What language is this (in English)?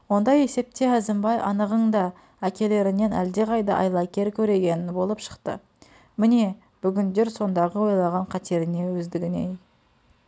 Kazakh